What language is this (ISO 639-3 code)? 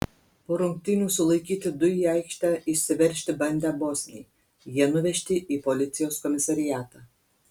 lit